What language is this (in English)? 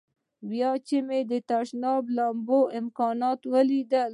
Pashto